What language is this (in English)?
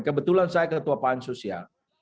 Indonesian